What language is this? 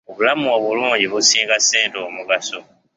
Ganda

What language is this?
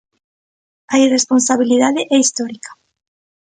Galician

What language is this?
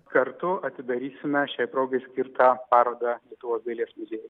Lithuanian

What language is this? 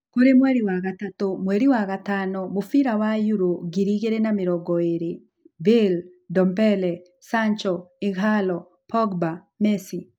Kikuyu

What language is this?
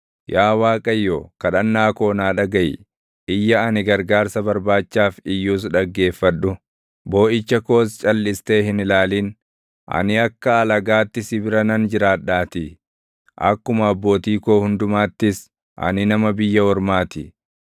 Oromo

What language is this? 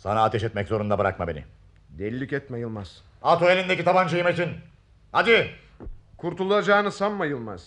Turkish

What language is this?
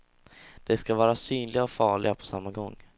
Swedish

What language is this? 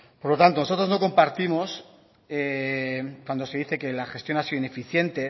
Spanish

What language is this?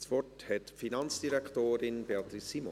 Swiss German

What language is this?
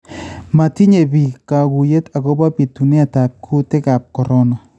Kalenjin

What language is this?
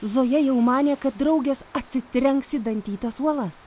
Lithuanian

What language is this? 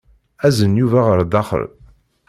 Kabyle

